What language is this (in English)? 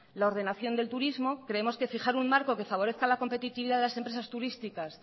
Spanish